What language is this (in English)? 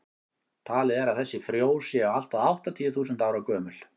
Icelandic